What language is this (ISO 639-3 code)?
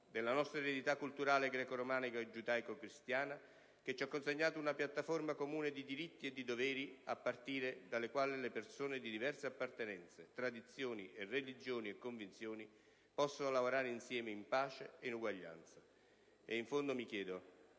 ita